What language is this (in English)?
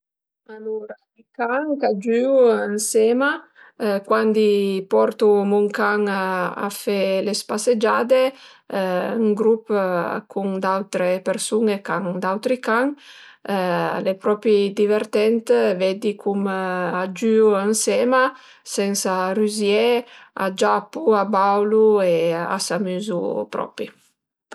Piedmontese